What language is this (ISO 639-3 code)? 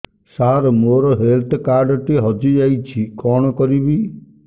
ori